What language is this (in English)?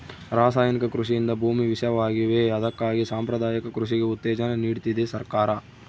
Kannada